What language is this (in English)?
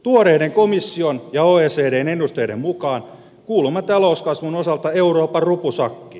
Finnish